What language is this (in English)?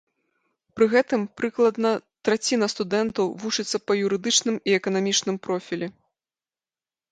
Belarusian